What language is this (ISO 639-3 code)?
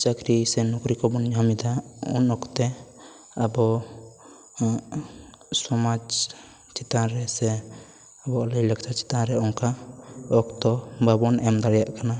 sat